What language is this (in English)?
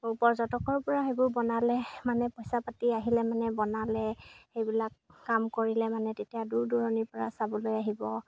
Assamese